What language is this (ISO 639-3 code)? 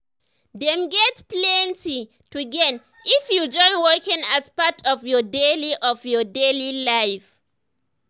pcm